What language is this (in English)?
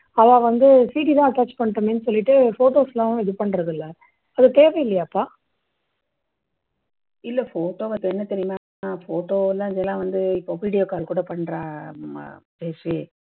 Tamil